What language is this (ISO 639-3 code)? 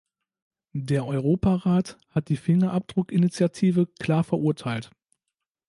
deu